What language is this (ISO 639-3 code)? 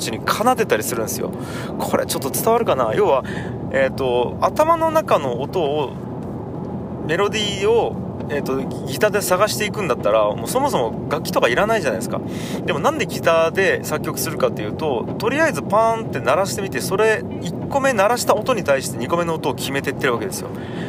jpn